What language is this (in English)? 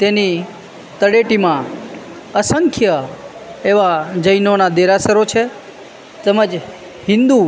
Gujarati